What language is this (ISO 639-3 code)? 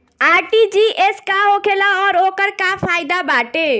bho